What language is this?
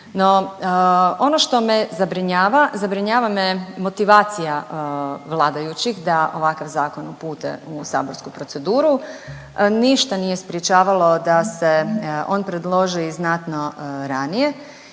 Croatian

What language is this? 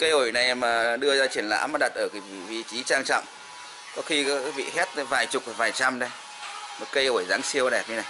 Vietnamese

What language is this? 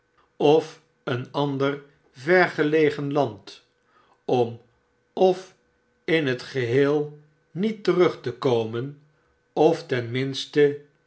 Dutch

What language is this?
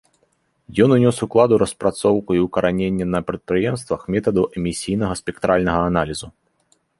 Belarusian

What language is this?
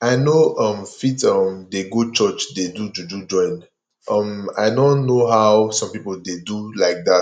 Nigerian Pidgin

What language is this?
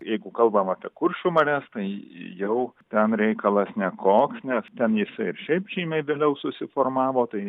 Lithuanian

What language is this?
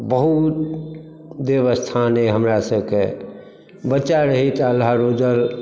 Maithili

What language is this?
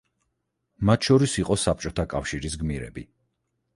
Georgian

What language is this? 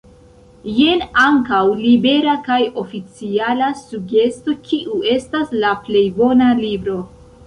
Esperanto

